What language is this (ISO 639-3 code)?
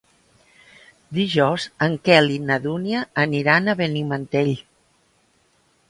cat